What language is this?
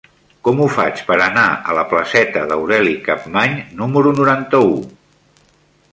Catalan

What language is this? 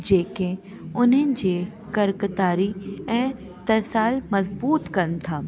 Sindhi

